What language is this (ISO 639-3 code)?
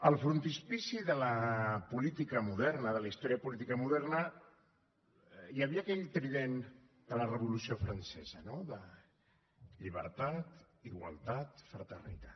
cat